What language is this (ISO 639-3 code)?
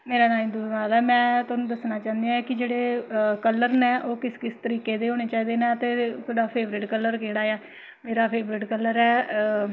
doi